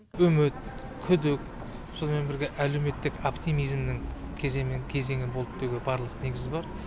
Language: Kazakh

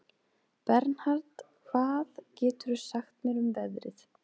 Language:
Icelandic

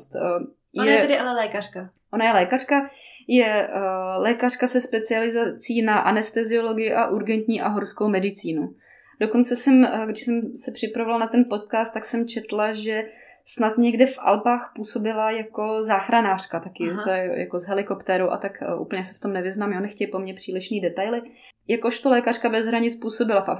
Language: Czech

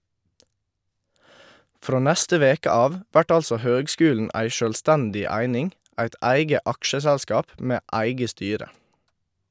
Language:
Norwegian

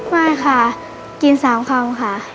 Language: Thai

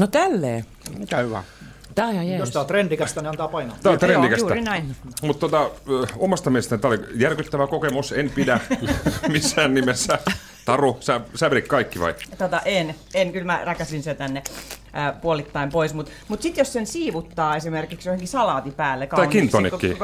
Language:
Finnish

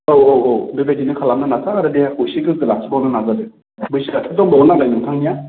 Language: Bodo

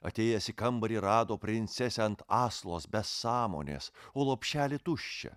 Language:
Lithuanian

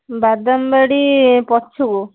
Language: Odia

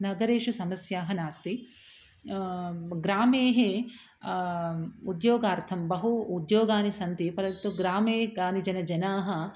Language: Sanskrit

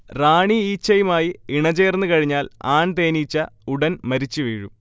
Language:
Malayalam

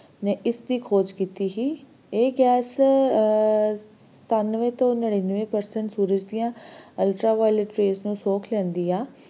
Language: Punjabi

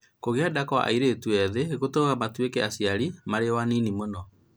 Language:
Kikuyu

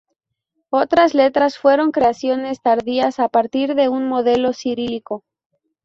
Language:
Spanish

